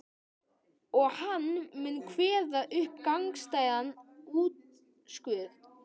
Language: Icelandic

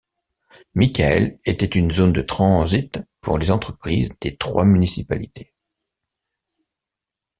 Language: French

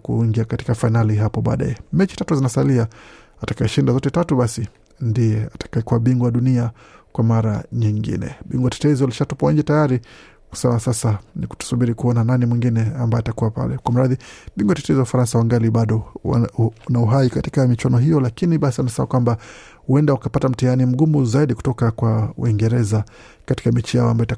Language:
Swahili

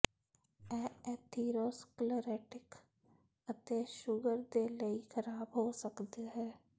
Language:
Punjabi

